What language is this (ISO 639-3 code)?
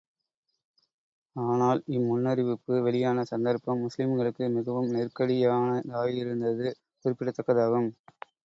tam